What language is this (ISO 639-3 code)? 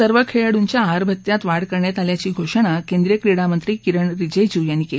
mar